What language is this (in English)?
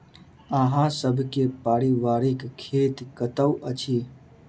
Maithili